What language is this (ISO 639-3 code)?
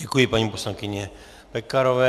ces